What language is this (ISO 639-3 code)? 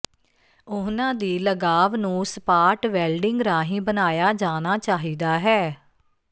pan